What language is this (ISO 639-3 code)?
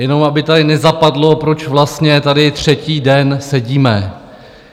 ces